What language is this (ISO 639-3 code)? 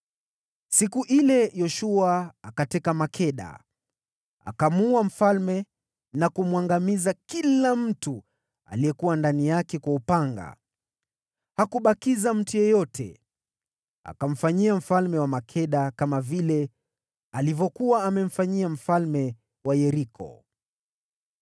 swa